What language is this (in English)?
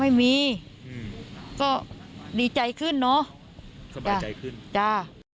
Thai